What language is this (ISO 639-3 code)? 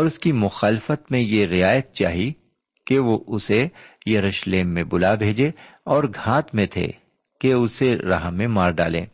urd